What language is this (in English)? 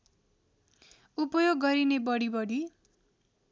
Nepali